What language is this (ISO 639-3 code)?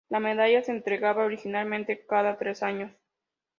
spa